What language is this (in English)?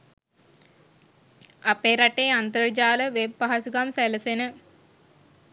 Sinhala